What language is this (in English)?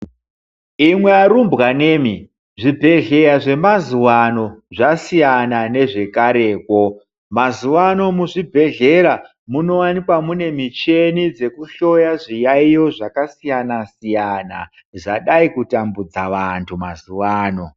Ndau